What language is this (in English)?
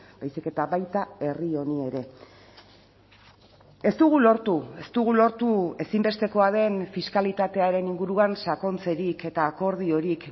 Basque